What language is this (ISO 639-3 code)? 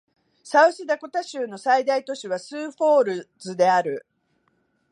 jpn